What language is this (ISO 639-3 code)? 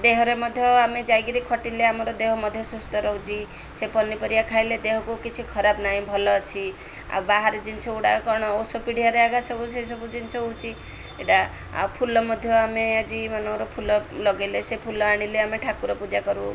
ori